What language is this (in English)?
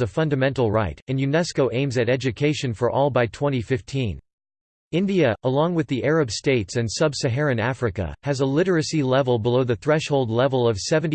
English